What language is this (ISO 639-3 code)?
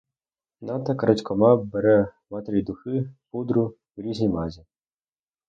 ukr